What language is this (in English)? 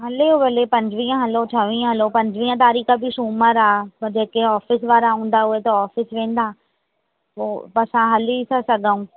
Sindhi